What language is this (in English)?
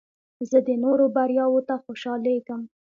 Pashto